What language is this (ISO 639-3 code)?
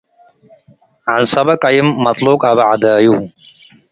tig